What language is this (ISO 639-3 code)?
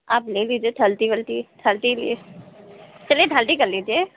hin